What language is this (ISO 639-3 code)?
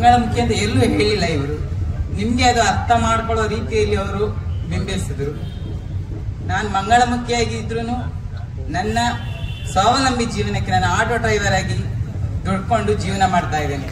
ind